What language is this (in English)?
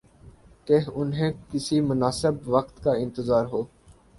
Urdu